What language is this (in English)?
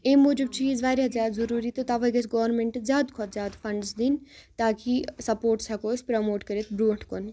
Kashmiri